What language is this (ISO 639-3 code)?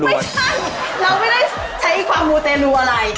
tha